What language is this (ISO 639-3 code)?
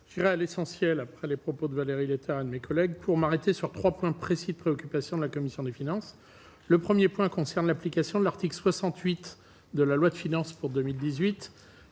fra